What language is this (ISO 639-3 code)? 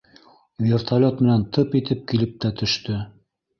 bak